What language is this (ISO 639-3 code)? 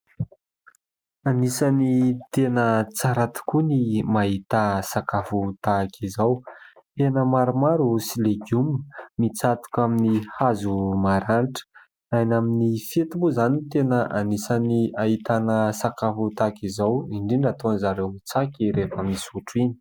mlg